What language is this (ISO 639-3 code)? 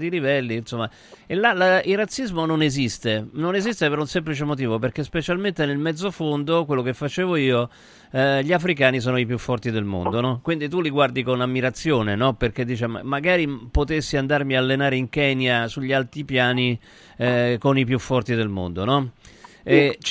ita